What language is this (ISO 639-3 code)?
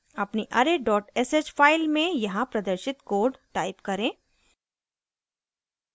hin